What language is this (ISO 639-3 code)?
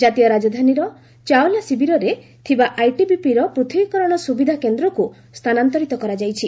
ori